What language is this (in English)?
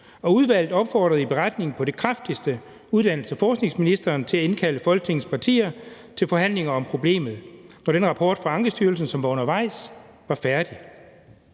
Danish